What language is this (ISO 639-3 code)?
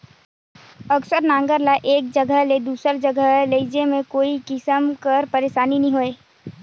hne